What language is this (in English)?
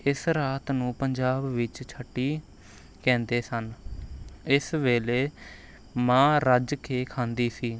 Punjabi